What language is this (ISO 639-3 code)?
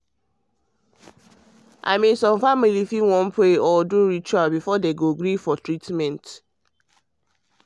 pcm